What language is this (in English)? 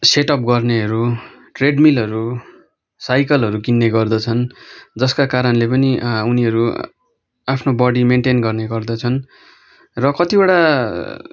Nepali